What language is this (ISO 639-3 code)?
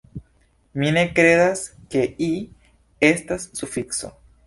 epo